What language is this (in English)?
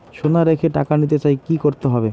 Bangla